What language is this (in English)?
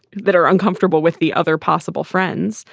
English